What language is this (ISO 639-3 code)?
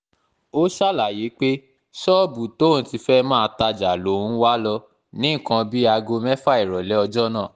yor